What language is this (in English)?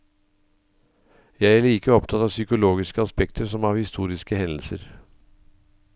Norwegian